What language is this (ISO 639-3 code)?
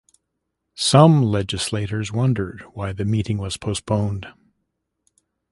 eng